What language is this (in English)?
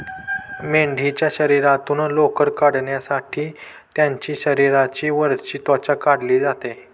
Marathi